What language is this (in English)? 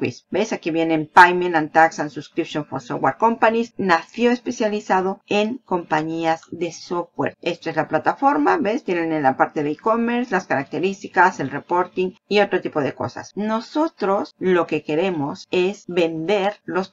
Spanish